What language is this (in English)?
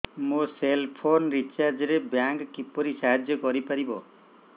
Odia